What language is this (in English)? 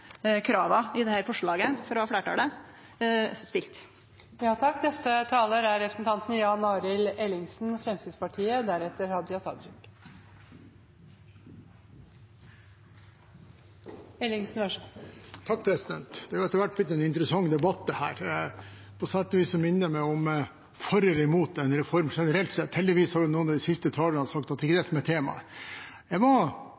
Norwegian